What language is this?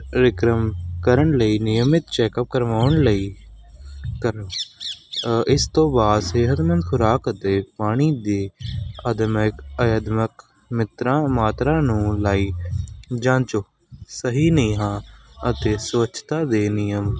Punjabi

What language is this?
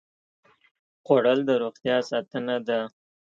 Pashto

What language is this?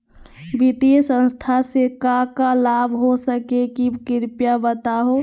Magahi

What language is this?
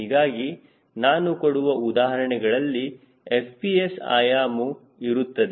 Kannada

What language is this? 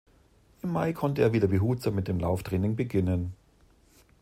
German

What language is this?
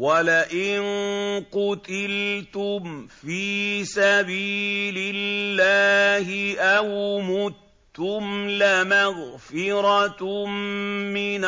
Arabic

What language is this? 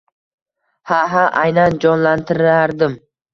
Uzbek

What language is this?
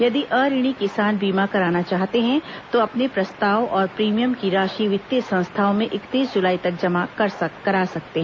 Hindi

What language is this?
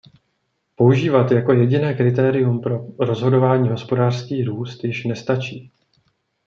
Czech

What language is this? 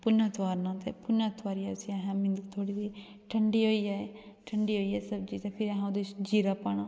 Dogri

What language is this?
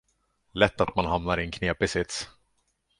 Swedish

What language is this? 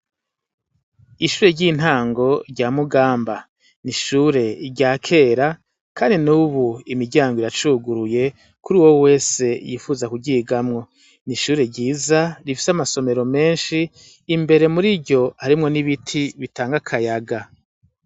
Rundi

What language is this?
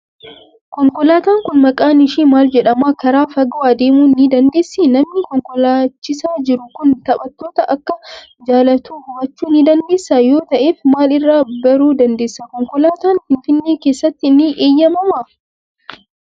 Oromo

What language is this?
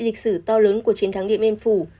Vietnamese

